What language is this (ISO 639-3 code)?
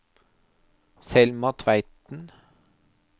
nor